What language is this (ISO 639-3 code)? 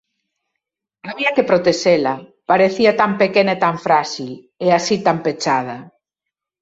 glg